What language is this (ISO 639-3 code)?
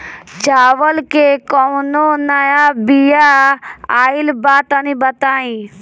bho